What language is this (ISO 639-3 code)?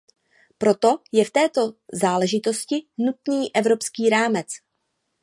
ces